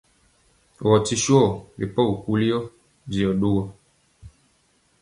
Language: Mpiemo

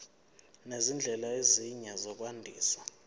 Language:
Zulu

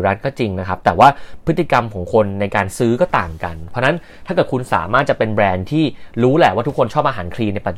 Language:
Thai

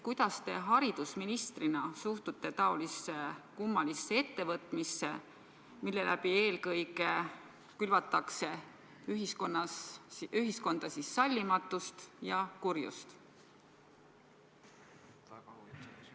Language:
Estonian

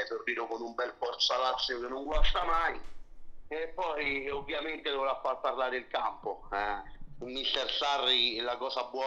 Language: Italian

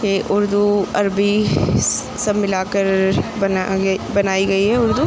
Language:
Urdu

